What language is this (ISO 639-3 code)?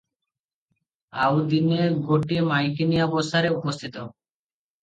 ori